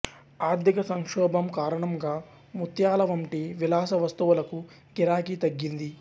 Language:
Telugu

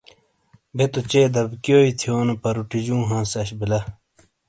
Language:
Shina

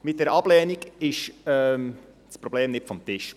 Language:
Swiss German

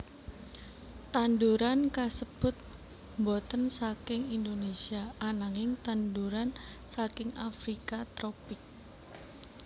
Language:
Javanese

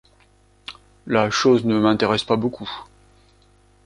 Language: French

